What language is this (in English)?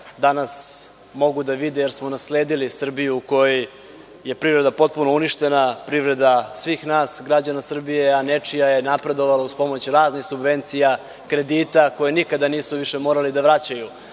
Serbian